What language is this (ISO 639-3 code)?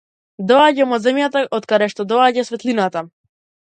mkd